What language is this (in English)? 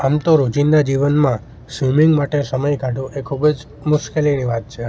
Gujarati